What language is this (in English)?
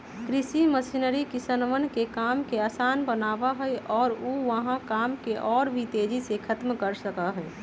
Magahi